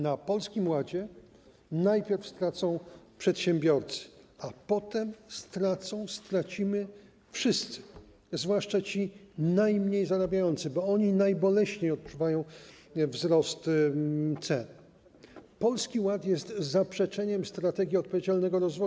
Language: Polish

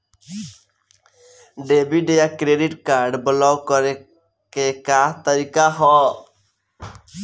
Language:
Bhojpuri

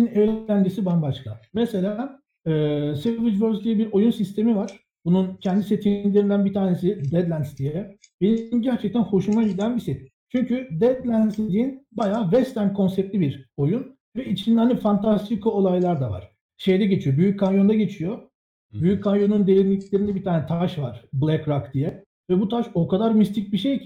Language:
Turkish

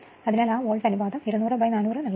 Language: Malayalam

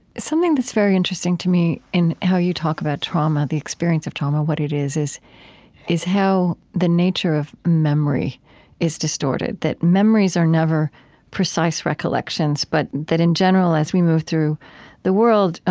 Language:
English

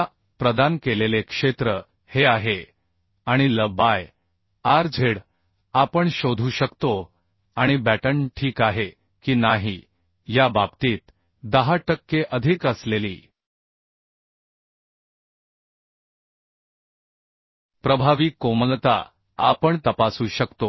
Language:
Marathi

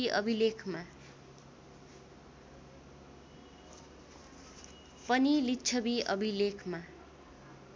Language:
Nepali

